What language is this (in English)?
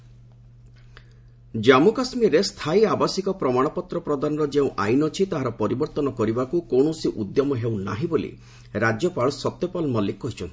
Odia